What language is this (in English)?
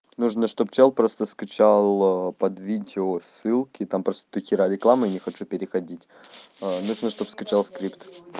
Russian